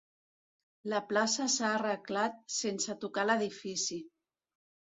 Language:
Catalan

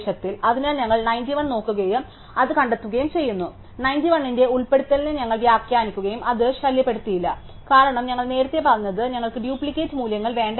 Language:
Malayalam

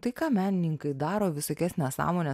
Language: Lithuanian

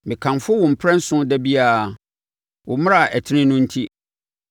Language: Akan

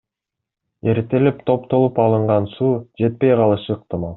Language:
Kyrgyz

